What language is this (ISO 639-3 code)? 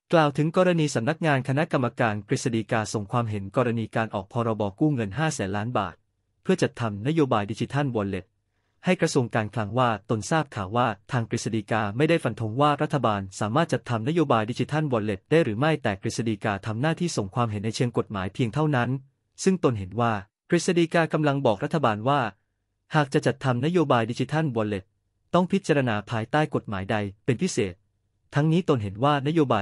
tha